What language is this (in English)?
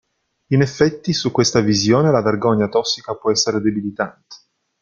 Italian